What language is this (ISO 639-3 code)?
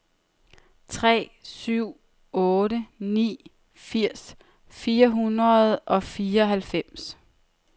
dan